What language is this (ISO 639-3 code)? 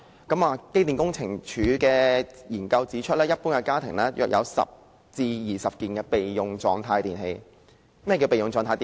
yue